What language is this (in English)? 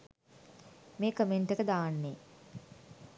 Sinhala